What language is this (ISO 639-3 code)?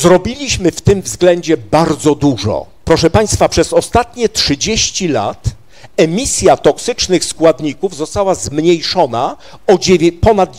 pol